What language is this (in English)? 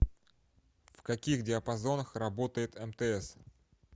Russian